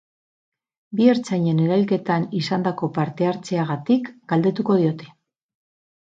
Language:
Basque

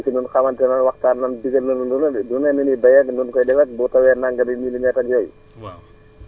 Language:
Wolof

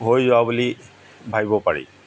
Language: Assamese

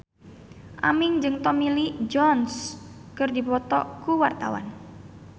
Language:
Sundanese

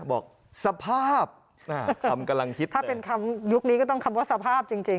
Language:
Thai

